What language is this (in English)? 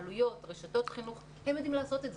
Hebrew